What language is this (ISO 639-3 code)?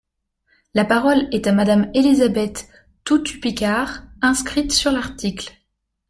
fra